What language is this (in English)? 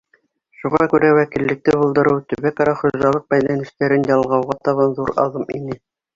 Bashkir